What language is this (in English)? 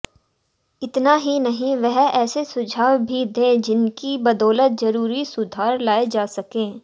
Hindi